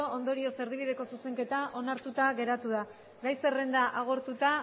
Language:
Basque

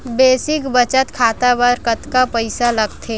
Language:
Chhattisgarhi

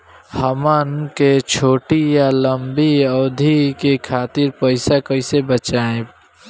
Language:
Bhojpuri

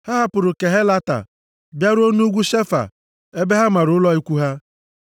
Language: Igbo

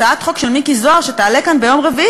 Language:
Hebrew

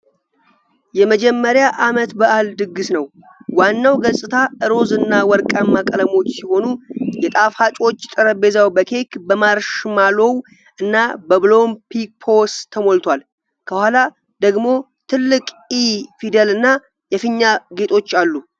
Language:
Amharic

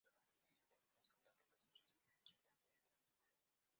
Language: Spanish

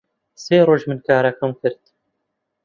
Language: Central Kurdish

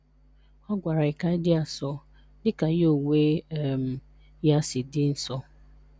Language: Igbo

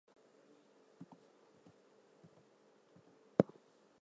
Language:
English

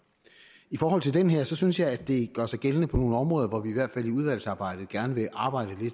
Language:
Danish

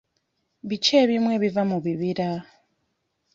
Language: Ganda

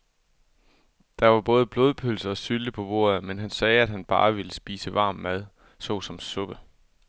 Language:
Danish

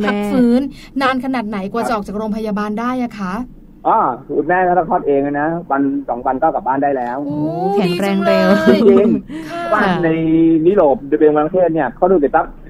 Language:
Thai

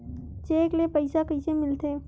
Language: Chhattisgarhi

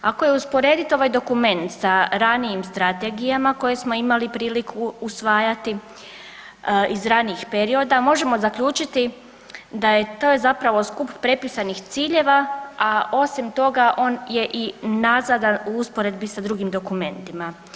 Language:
Croatian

